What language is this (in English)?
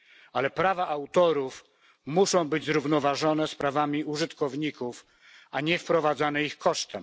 Polish